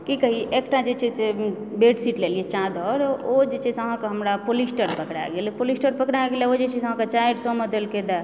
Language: Maithili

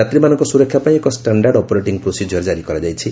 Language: Odia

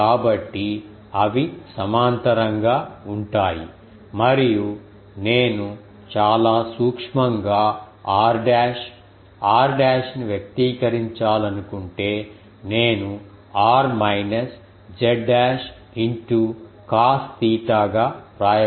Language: Telugu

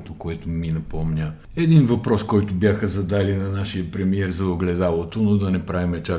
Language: Bulgarian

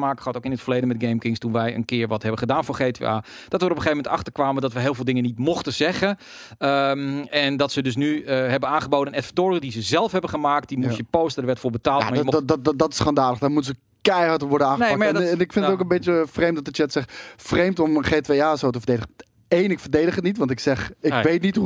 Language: Dutch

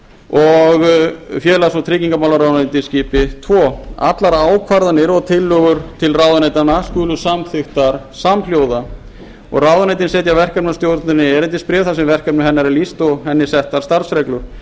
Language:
Icelandic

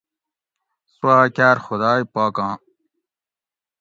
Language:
Gawri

